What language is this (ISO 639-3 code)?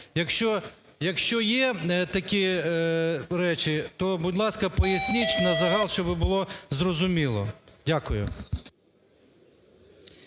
ukr